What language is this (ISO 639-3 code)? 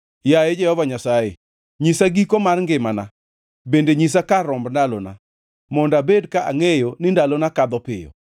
luo